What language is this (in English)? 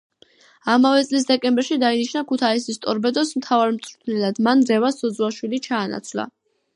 Georgian